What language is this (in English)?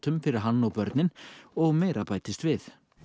Icelandic